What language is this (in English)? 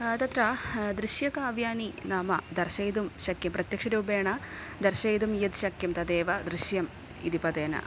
Sanskrit